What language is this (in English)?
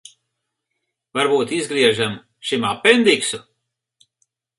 Latvian